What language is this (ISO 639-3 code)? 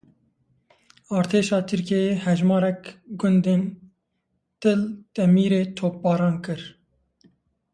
kur